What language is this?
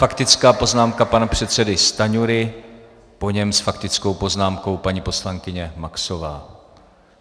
Czech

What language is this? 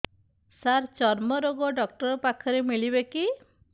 Odia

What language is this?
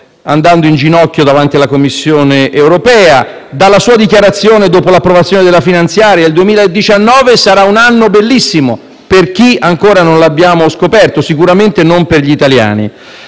Italian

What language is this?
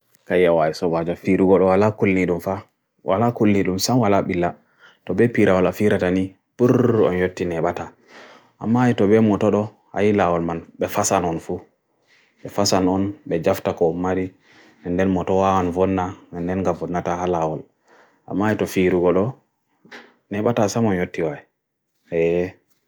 Bagirmi Fulfulde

